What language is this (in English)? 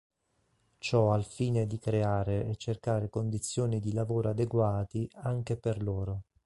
Italian